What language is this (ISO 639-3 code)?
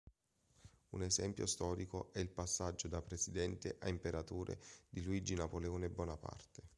ita